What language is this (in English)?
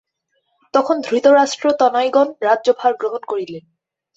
Bangla